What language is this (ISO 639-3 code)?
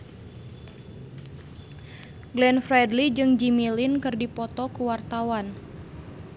sun